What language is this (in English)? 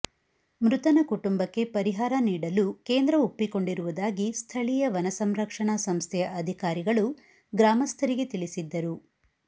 Kannada